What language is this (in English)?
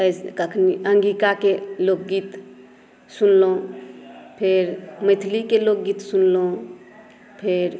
Maithili